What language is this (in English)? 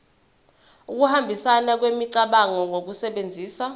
Zulu